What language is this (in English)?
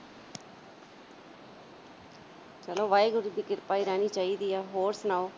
Punjabi